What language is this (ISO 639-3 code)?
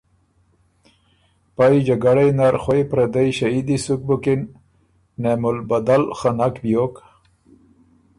oru